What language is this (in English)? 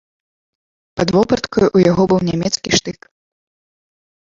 Belarusian